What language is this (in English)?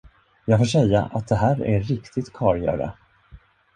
Swedish